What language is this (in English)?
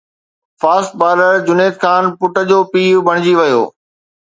Sindhi